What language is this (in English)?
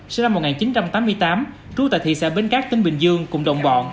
Vietnamese